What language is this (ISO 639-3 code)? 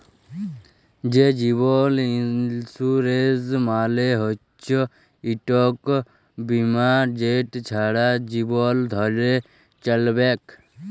ben